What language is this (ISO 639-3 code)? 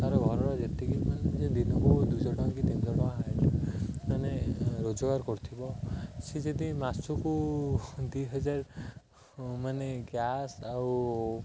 ori